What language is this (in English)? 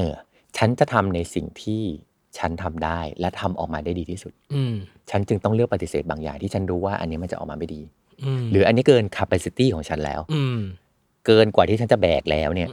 Thai